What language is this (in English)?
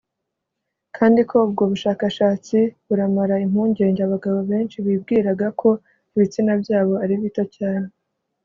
Kinyarwanda